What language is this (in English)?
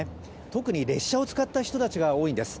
Japanese